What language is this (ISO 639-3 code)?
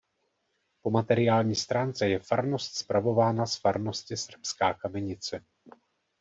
ces